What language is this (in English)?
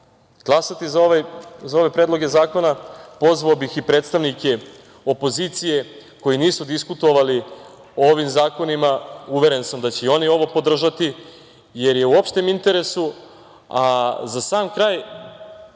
Serbian